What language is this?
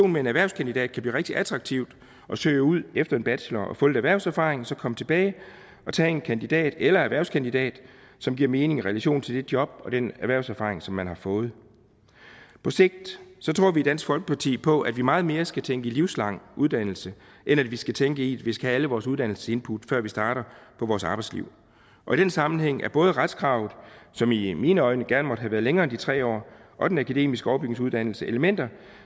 Danish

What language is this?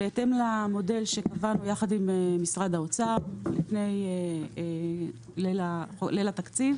Hebrew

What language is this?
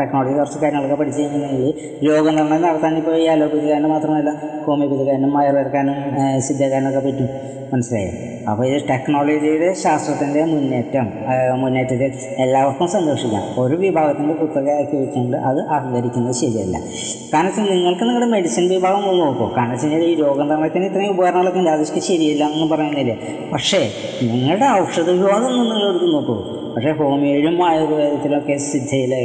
Malayalam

